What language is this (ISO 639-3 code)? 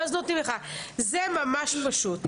heb